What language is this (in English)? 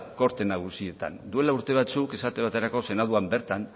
Basque